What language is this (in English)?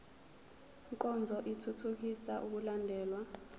Zulu